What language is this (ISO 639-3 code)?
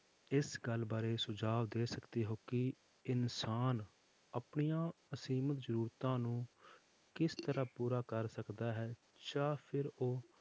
pan